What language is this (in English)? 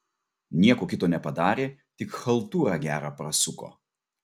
Lithuanian